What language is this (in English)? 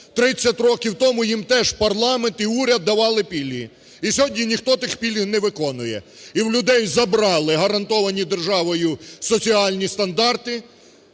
Ukrainian